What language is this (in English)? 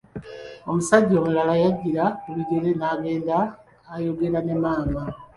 Ganda